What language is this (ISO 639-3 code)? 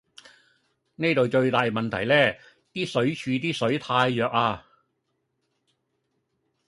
yue